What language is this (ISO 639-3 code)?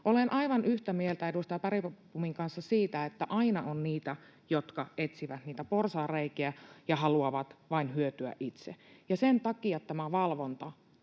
fin